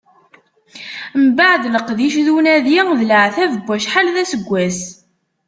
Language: Kabyle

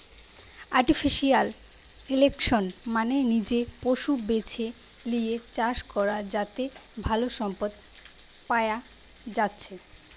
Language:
Bangla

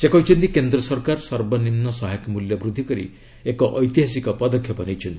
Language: Odia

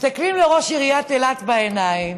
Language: Hebrew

